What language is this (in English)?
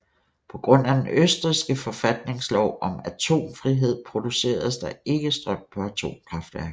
Danish